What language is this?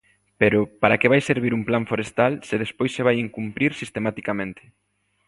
Galician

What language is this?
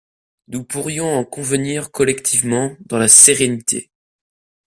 French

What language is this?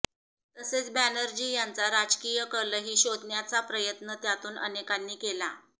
Marathi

